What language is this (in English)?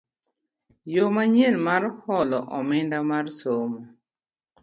Luo (Kenya and Tanzania)